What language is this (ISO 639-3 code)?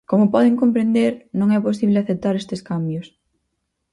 glg